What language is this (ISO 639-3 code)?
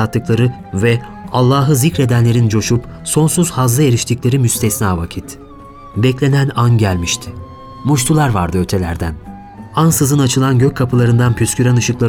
tur